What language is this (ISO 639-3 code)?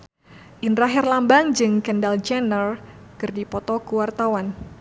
sun